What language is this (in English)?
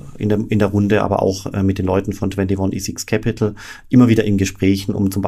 German